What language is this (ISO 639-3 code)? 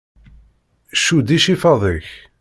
kab